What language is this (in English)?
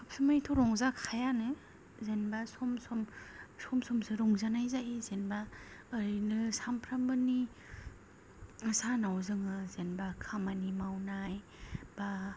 Bodo